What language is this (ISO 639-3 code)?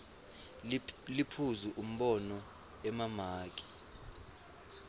ssw